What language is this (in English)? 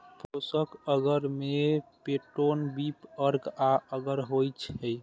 Maithili